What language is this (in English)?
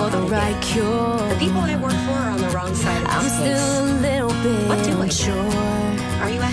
English